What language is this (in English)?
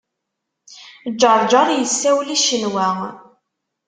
Kabyle